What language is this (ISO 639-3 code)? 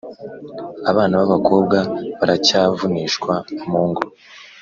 kin